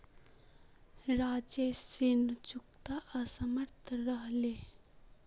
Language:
Magahi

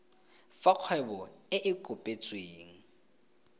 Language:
Tswana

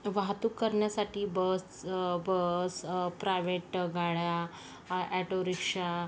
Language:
Marathi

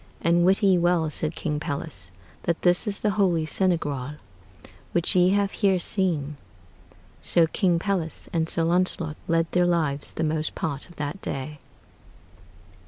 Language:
English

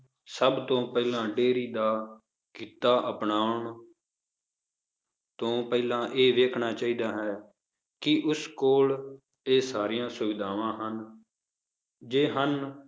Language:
Punjabi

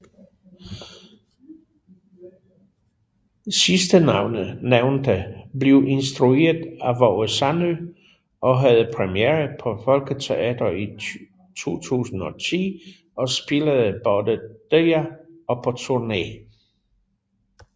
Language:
Danish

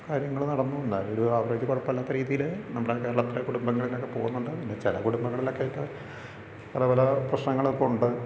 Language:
Malayalam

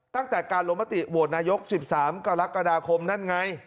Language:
Thai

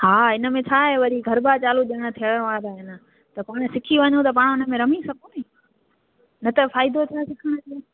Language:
Sindhi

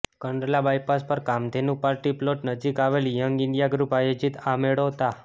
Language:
Gujarati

